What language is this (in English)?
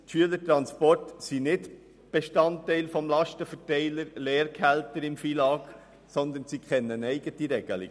Swiss German